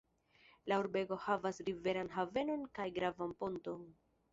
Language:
Esperanto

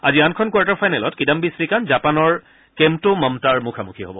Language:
Assamese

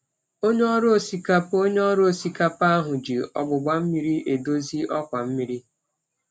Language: Igbo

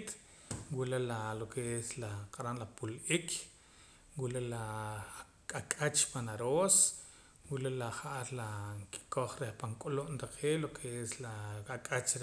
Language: Poqomam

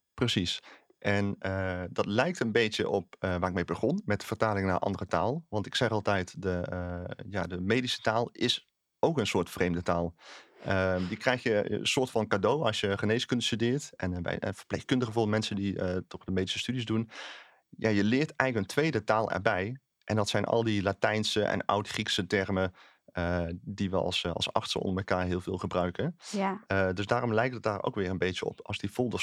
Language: Dutch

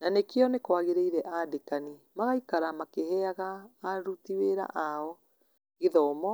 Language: Kikuyu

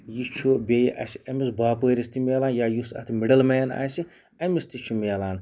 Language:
Kashmiri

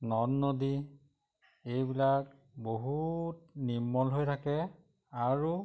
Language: Assamese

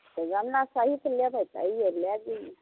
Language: Maithili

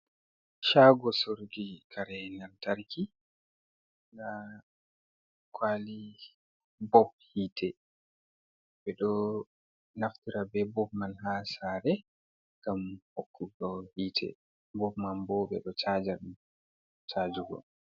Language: Fula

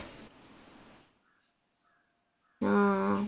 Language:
Malayalam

